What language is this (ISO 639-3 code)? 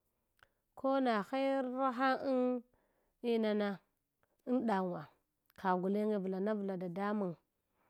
hwo